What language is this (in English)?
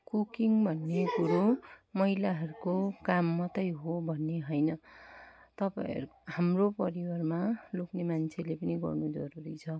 Nepali